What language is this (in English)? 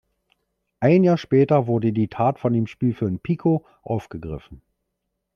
German